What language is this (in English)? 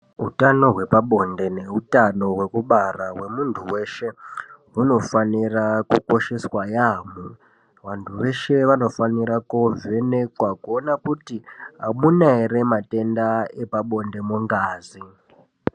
Ndau